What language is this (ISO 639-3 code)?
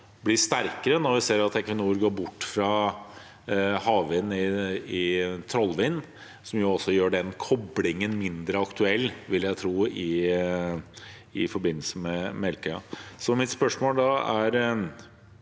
nor